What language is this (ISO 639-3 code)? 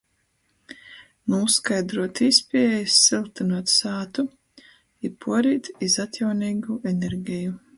ltg